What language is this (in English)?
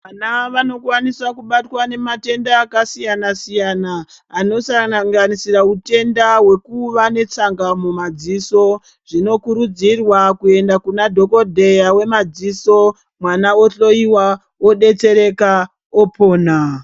Ndau